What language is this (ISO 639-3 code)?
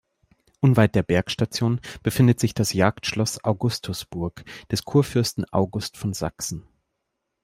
deu